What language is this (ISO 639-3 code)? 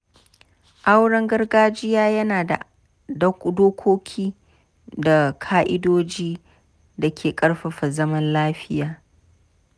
hau